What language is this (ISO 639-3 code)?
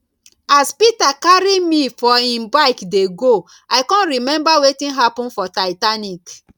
pcm